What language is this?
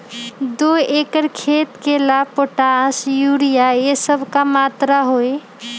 Magahi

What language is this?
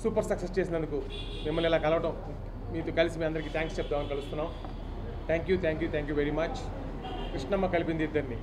Telugu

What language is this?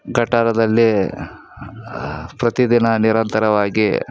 Kannada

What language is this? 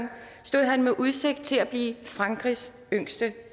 Danish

